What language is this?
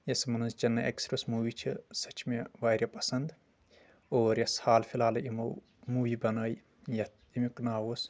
Kashmiri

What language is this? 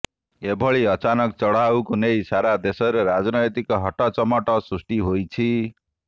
Odia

